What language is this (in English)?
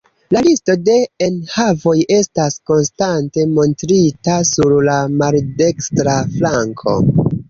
Esperanto